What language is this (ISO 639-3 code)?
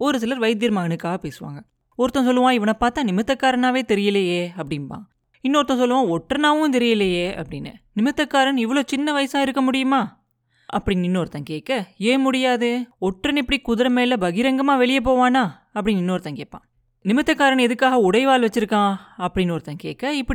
tam